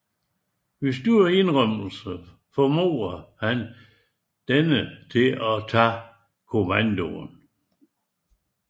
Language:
Danish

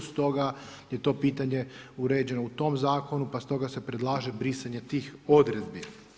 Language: Croatian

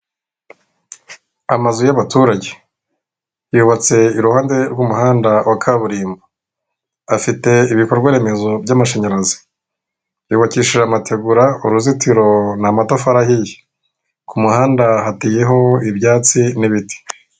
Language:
Kinyarwanda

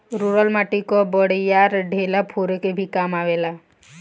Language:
Bhojpuri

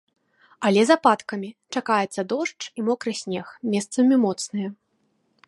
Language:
Belarusian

